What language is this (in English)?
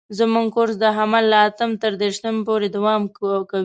Pashto